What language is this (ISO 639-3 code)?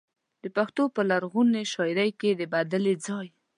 pus